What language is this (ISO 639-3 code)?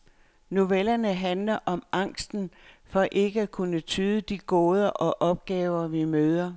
dan